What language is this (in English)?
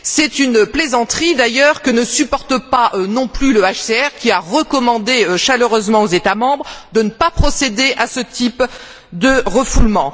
French